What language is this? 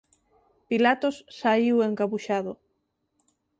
Galician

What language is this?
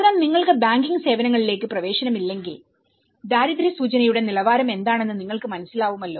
Malayalam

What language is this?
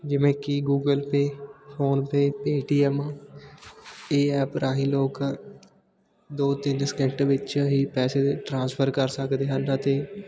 Punjabi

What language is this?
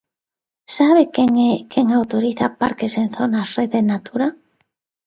Galician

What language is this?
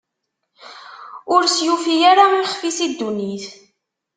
Kabyle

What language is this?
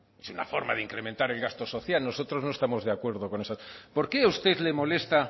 Spanish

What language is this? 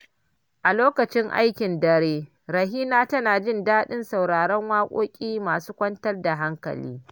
Hausa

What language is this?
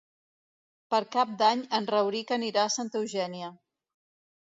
Catalan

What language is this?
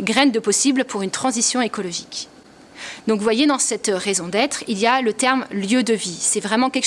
French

